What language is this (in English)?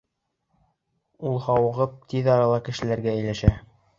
Bashkir